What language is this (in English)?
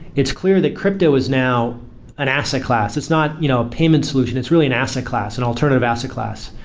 English